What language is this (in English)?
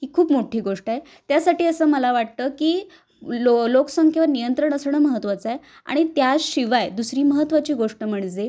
Marathi